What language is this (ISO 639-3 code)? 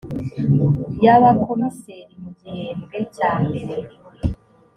kin